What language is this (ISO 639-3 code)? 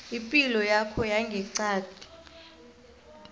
nbl